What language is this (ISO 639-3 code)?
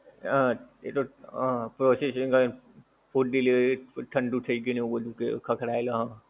guj